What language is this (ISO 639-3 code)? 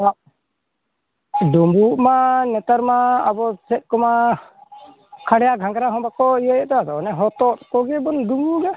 sat